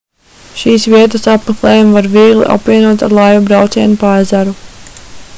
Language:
Latvian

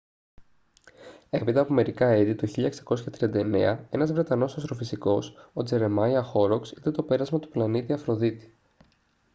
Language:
Greek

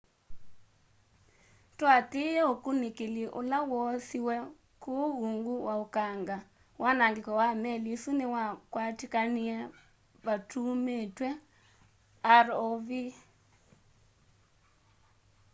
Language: Kamba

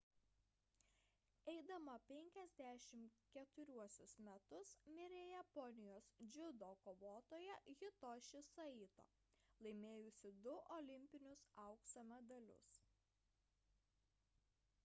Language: Lithuanian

